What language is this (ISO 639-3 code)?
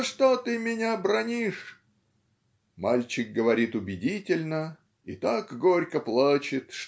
rus